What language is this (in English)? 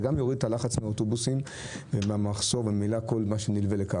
Hebrew